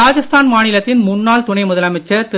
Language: Tamil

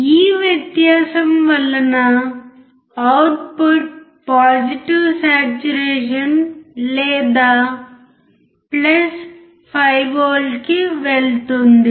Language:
Telugu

